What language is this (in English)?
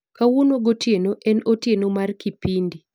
Luo (Kenya and Tanzania)